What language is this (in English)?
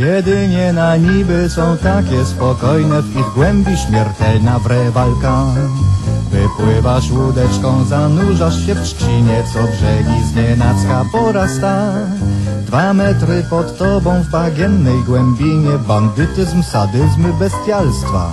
Polish